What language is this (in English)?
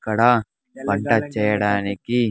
Telugu